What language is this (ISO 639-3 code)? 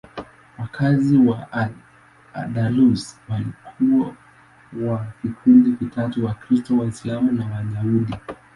swa